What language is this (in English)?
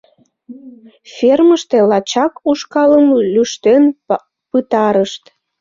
Mari